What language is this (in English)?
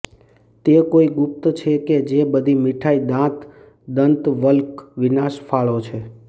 Gujarati